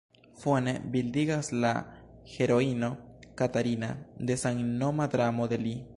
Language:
Esperanto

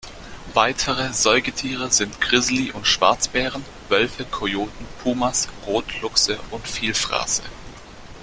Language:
German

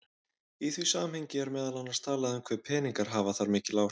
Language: Icelandic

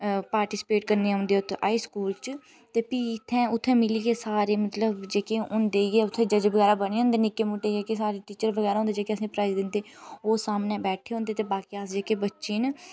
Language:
Dogri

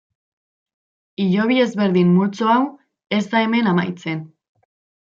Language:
Basque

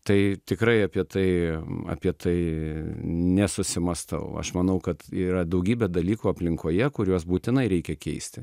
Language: Lithuanian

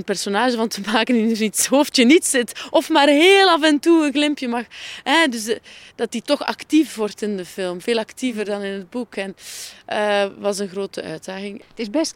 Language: Dutch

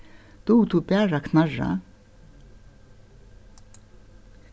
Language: Faroese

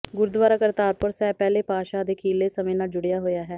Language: Punjabi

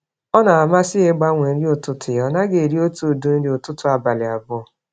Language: Igbo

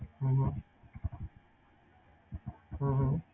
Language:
Punjabi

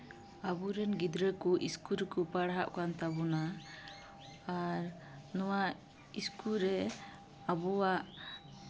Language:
Santali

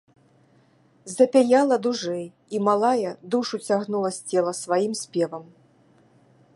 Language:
Belarusian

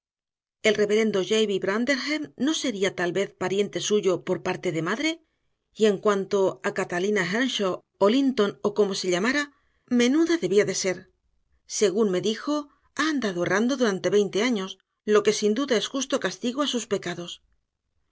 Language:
Spanish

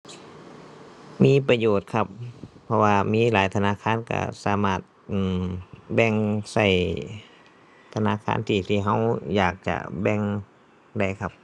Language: Thai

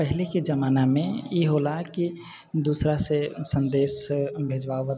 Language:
Maithili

